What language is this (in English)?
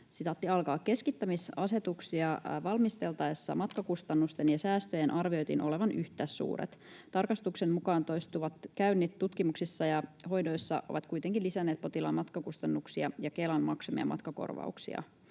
Finnish